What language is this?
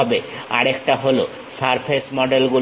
Bangla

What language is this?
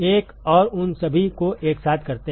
Hindi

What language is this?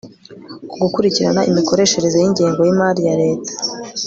Kinyarwanda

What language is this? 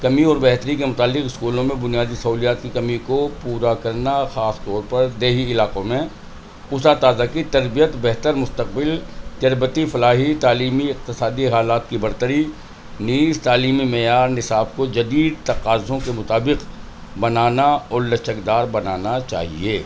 Urdu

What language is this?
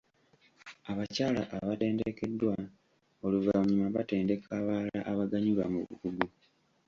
Ganda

